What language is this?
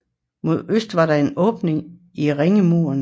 Danish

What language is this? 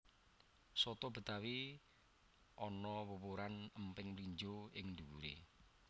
Javanese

